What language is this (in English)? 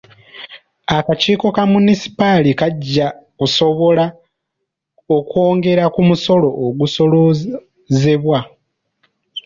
Ganda